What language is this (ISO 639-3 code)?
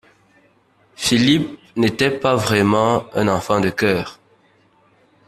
fra